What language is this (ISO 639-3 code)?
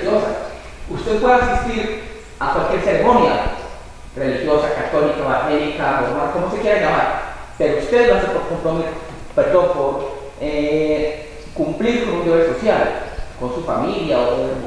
spa